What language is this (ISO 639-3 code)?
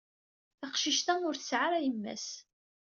kab